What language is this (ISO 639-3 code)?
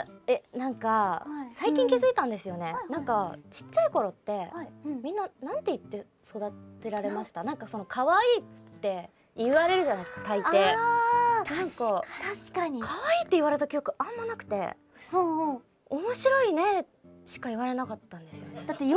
jpn